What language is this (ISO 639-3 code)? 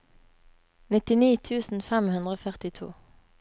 nor